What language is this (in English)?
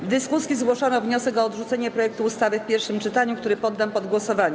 Polish